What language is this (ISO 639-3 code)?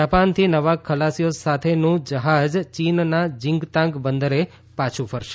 guj